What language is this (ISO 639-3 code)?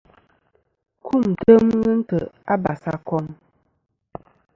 bkm